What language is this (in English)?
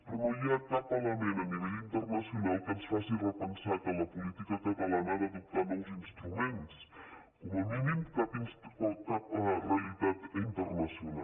Catalan